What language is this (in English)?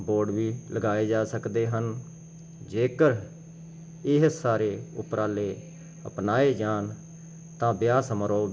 Punjabi